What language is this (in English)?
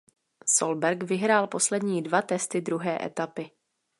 Czech